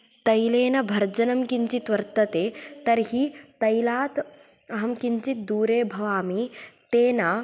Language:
Sanskrit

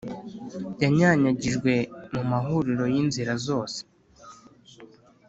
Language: Kinyarwanda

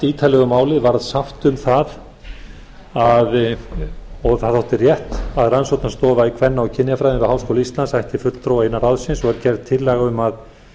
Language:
Icelandic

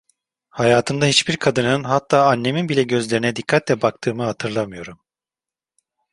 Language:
Turkish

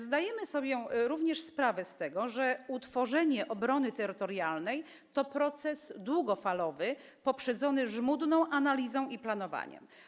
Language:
Polish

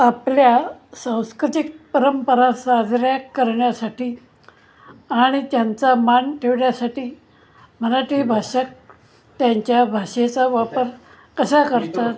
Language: Marathi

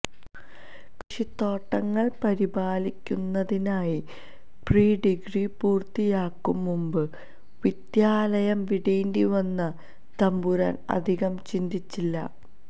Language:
Malayalam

